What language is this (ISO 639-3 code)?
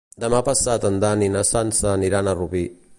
cat